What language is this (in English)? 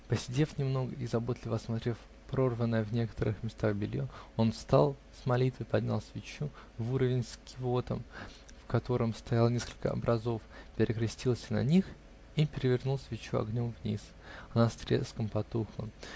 Russian